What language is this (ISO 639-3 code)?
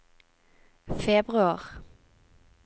nor